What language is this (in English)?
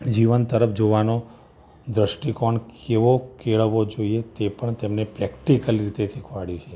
Gujarati